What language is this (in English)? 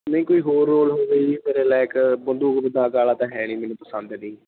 Punjabi